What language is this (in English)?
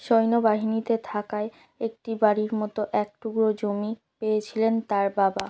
Bangla